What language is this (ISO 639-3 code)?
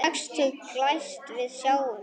isl